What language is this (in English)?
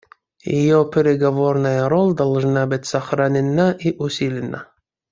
Russian